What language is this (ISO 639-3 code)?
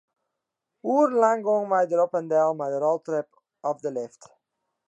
fry